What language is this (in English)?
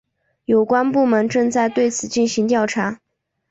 Chinese